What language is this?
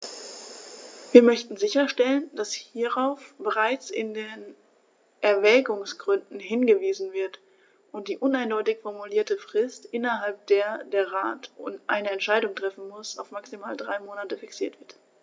German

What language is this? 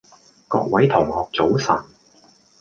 Cantonese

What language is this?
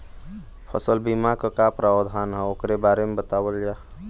Bhojpuri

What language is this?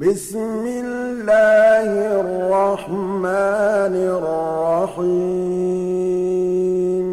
Arabic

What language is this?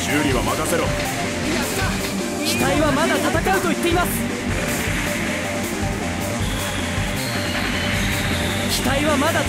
Japanese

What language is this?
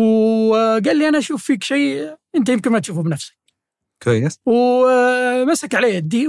Arabic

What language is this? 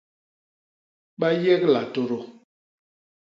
Basaa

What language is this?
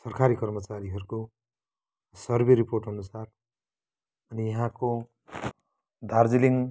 Nepali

